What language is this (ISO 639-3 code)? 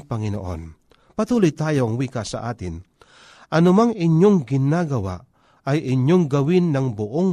fil